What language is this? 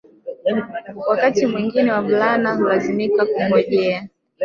Swahili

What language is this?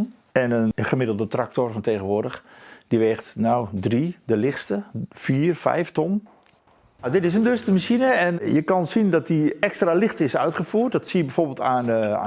Dutch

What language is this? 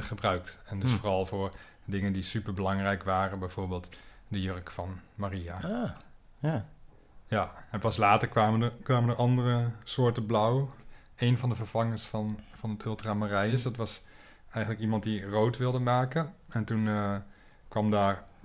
Dutch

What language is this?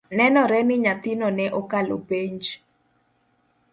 Luo (Kenya and Tanzania)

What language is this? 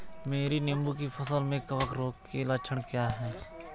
Hindi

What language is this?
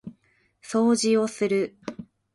Japanese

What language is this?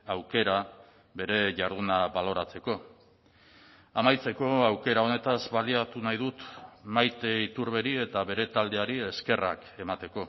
Basque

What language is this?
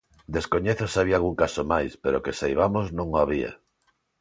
Galician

